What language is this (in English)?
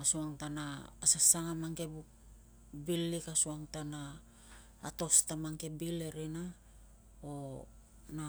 Tungag